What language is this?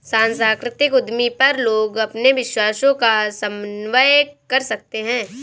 Hindi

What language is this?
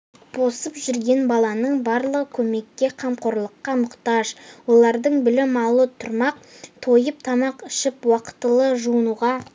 Kazakh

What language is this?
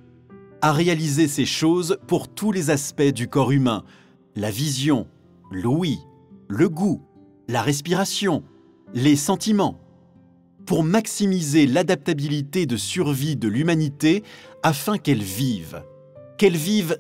French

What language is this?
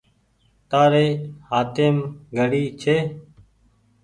Goaria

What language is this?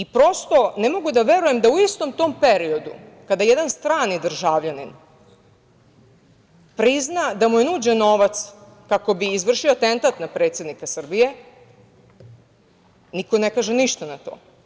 Serbian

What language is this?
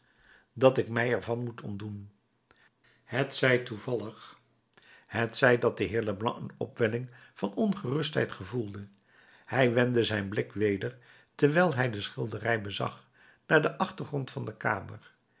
Dutch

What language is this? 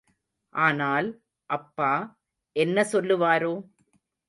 Tamil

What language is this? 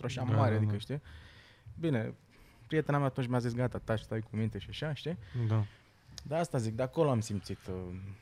Romanian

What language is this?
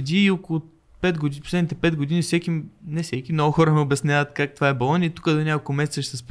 Bulgarian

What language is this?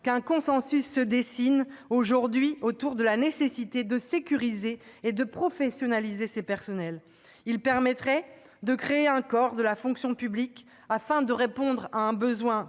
French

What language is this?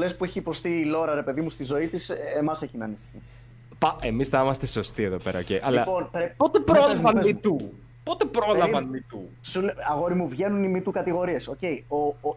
Greek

